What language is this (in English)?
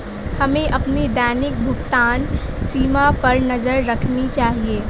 Hindi